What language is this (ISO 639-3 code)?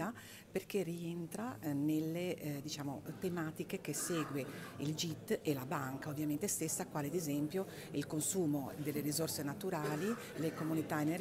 ita